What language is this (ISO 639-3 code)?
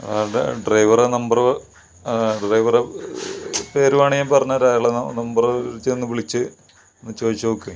mal